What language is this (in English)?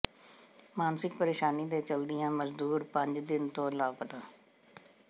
Punjabi